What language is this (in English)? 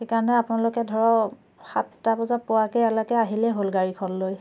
Assamese